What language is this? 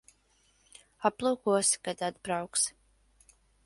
Latvian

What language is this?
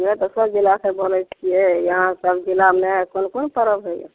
Maithili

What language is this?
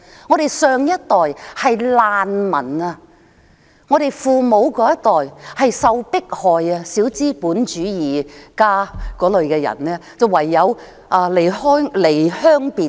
Cantonese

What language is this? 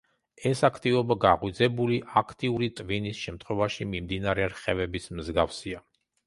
Georgian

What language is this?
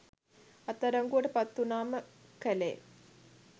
Sinhala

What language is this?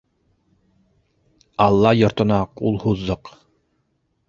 Bashkir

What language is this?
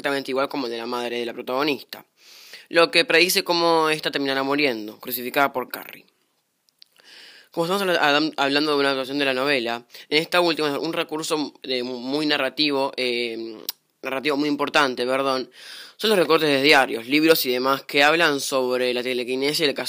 Spanish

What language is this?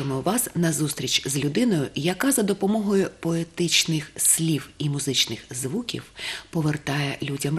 Russian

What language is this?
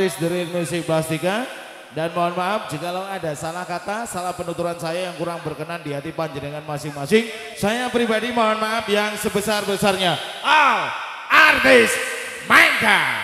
Indonesian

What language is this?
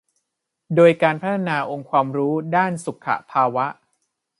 Thai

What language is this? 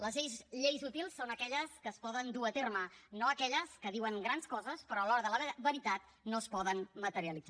Catalan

